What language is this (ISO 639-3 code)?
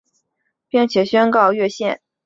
zho